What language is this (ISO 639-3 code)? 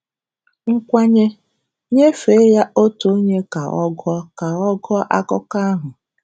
ibo